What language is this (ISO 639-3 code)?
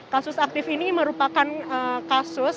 ind